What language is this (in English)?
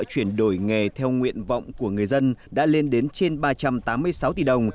Vietnamese